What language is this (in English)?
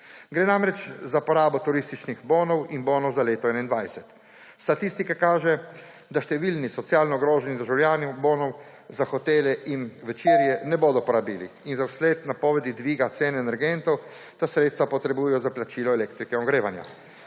Slovenian